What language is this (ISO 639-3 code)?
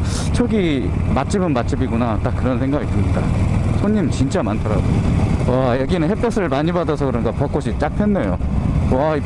kor